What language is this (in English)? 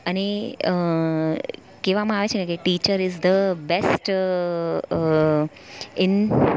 Gujarati